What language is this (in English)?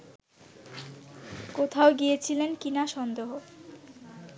Bangla